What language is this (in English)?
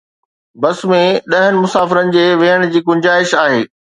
Sindhi